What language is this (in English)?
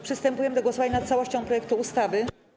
Polish